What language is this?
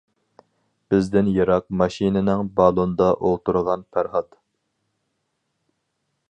Uyghur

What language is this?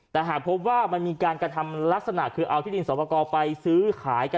Thai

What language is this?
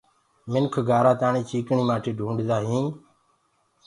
Gurgula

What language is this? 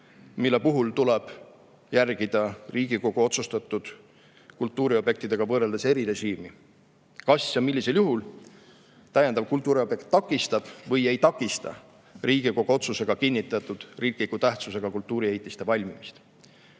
Estonian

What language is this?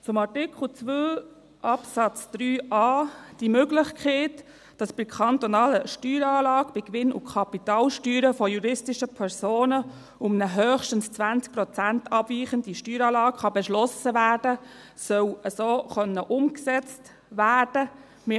Swiss German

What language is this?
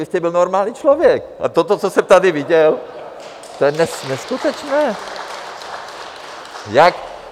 Czech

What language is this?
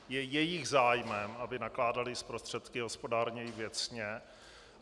Czech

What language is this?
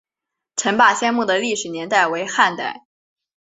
Chinese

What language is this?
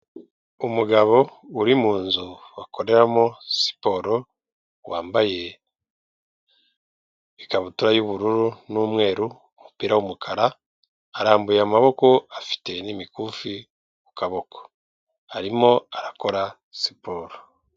Kinyarwanda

